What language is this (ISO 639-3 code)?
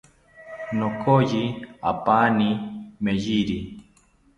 cpy